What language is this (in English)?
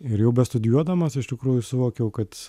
Lithuanian